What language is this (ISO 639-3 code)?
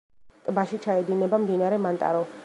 kat